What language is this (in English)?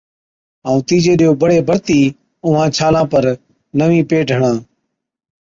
Od